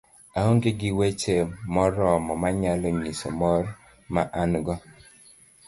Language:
Luo (Kenya and Tanzania)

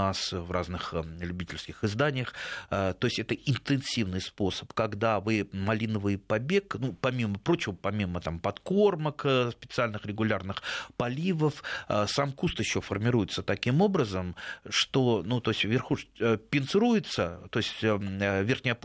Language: Russian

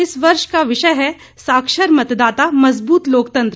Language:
Hindi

